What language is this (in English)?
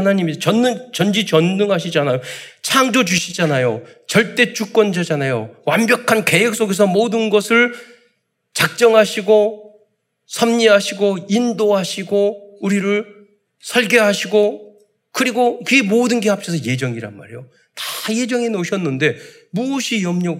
Korean